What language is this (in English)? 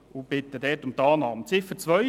Swiss German